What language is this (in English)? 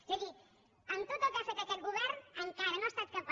Catalan